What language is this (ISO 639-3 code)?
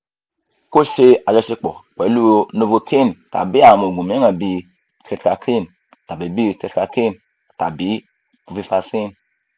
yor